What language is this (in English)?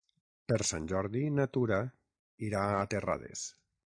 Catalan